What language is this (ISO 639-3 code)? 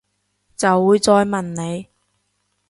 yue